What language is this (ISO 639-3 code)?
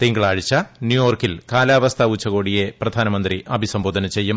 mal